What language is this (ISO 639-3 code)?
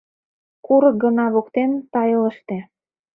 chm